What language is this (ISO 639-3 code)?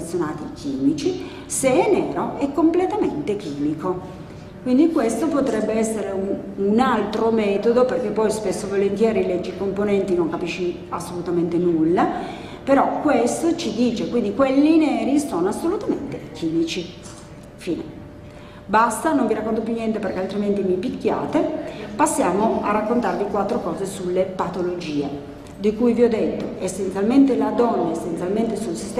ita